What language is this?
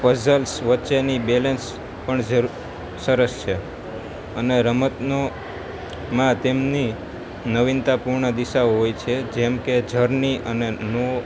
Gujarati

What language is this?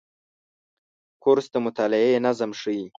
Pashto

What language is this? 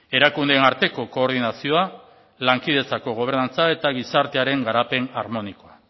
Basque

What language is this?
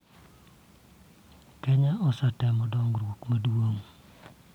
Luo (Kenya and Tanzania)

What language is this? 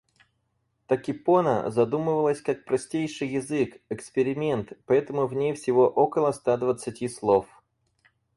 Russian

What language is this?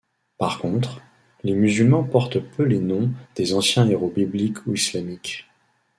French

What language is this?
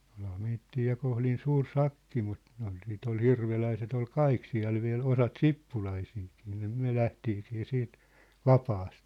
Finnish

